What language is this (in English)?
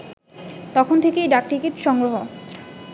Bangla